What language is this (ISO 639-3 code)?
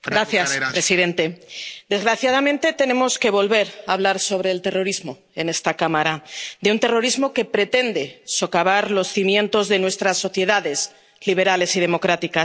spa